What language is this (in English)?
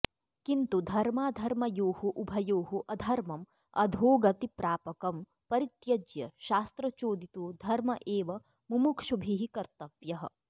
Sanskrit